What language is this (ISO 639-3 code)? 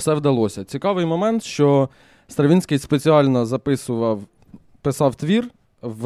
ukr